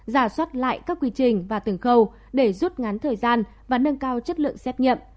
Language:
Vietnamese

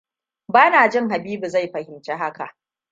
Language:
Hausa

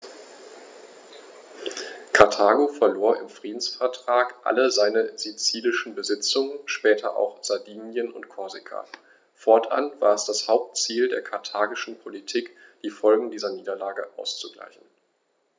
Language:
German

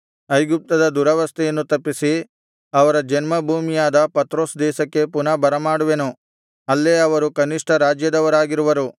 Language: Kannada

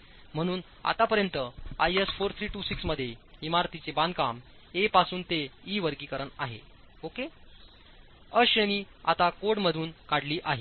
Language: Marathi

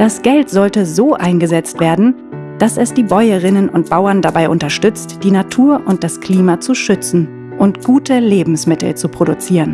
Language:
German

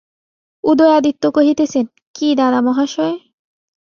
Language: Bangla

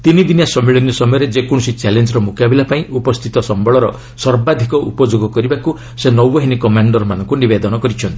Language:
Odia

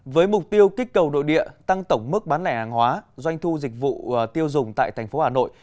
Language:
Vietnamese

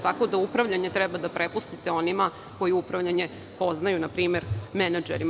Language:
Serbian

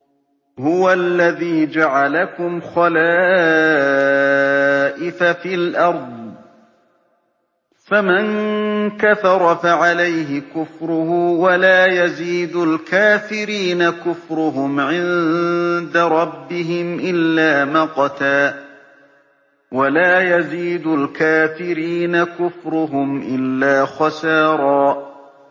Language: Arabic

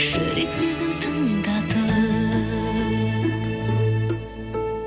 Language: Kazakh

